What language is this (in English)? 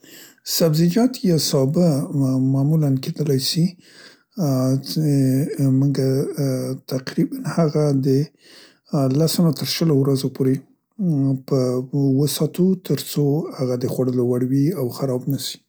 Central Pashto